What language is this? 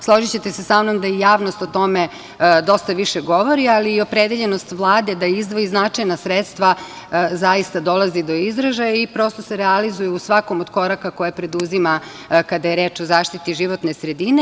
Serbian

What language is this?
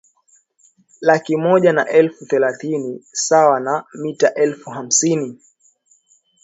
Swahili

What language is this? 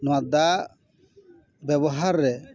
Santali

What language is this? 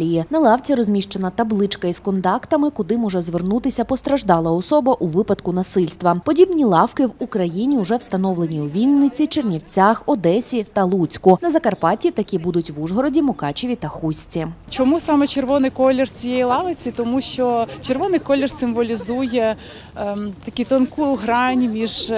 Ukrainian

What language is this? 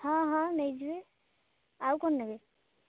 Odia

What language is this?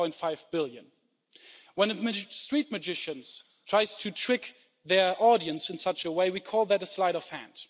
English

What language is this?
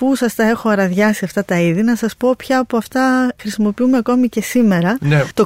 Greek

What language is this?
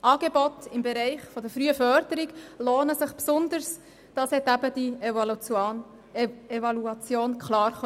Swiss German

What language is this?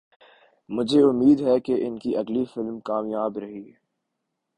Urdu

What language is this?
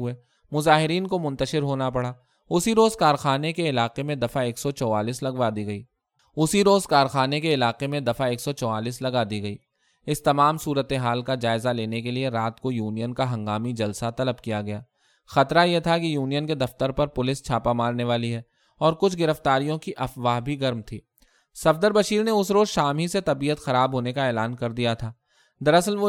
Urdu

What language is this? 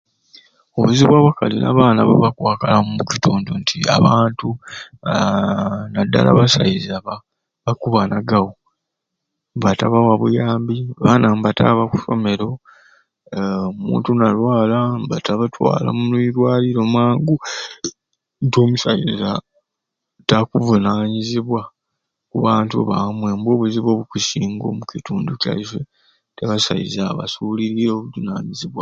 Ruuli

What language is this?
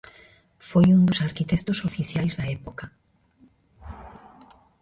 Galician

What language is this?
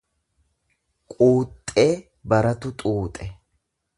Oromo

